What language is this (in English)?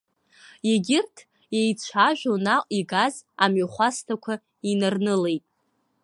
Abkhazian